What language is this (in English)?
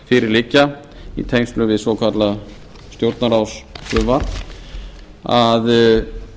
Icelandic